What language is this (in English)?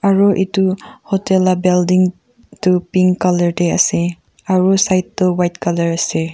Naga Pidgin